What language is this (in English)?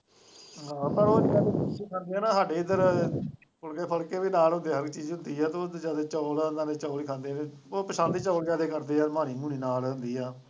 Punjabi